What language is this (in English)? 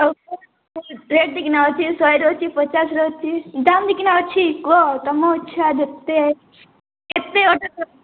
Odia